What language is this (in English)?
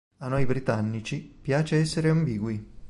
Italian